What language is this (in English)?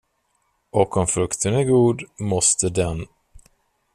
Swedish